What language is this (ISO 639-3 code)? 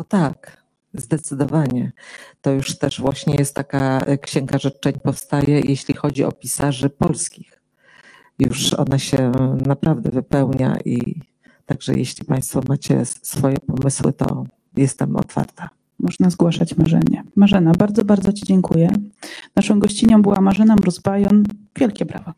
pol